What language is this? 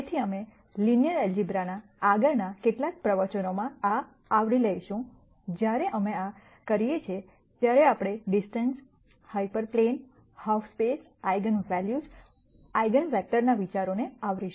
Gujarati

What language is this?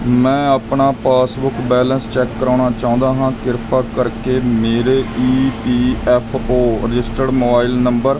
Punjabi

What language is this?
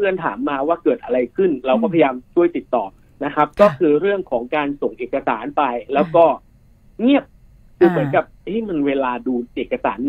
Thai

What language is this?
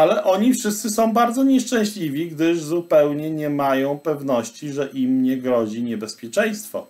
Polish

